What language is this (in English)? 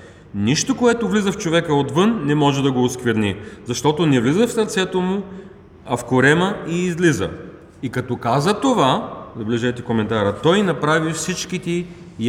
Bulgarian